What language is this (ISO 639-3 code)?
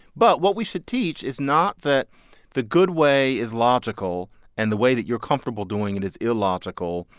eng